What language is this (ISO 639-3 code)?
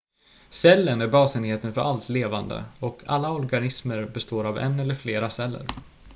swe